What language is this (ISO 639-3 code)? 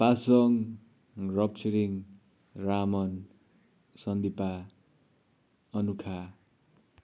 nep